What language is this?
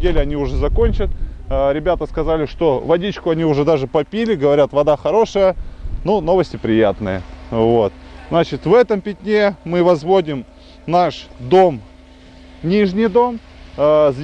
Russian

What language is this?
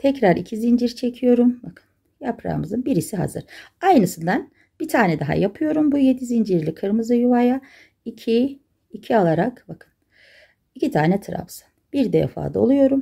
Turkish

